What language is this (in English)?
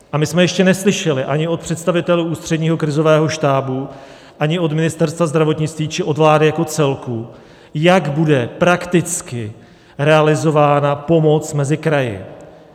Czech